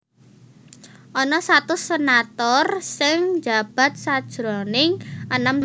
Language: Javanese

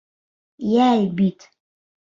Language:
Bashkir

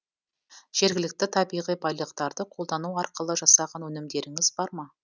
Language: Kazakh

